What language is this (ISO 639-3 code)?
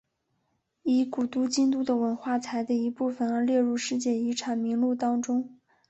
zho